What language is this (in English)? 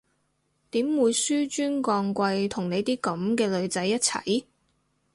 Cantonese